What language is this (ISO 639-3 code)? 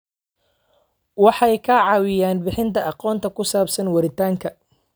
som